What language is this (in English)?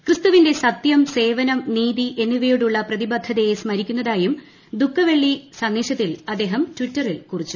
Malayalam